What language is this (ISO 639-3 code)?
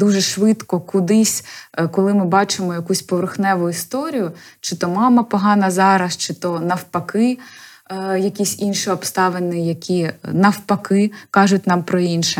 ukr